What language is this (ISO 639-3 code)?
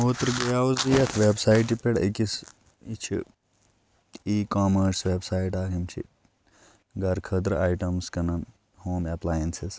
kas